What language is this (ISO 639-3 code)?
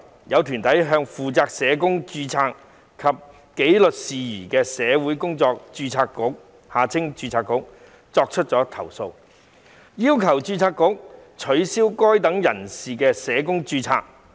yue